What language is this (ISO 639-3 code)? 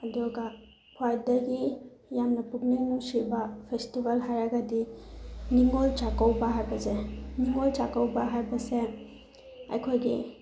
mni